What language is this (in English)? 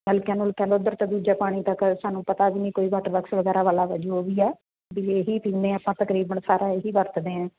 Punjabi